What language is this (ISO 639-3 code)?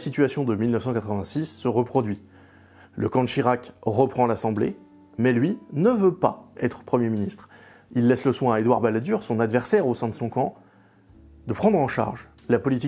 fra